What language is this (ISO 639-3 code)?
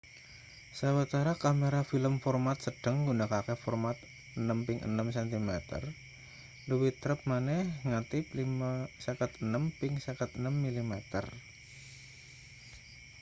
jav